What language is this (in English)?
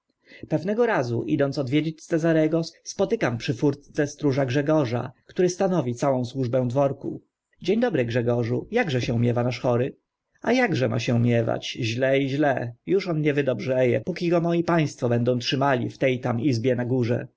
Polish